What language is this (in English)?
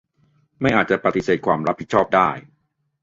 Thai